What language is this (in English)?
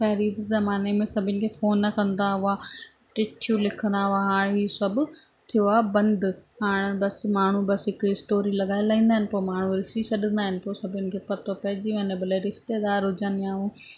Sindhi